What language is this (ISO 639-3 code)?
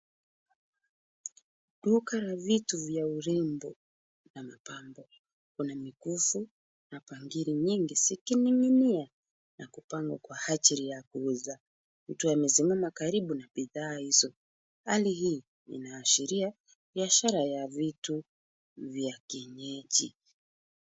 swa